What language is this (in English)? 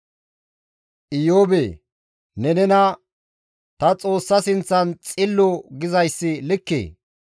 Gamo